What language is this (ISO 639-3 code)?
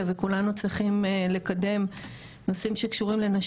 heb